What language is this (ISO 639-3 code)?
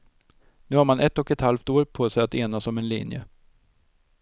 swe